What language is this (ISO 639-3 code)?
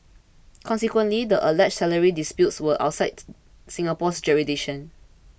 eng